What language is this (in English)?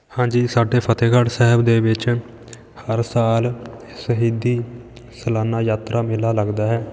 Punjabi